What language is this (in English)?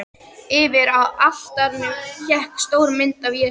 Icelandic